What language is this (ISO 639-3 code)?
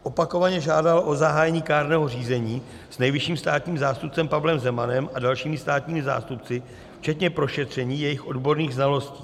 ces